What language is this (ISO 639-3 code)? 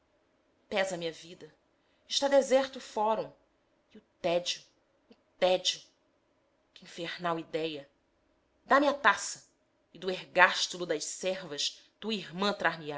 por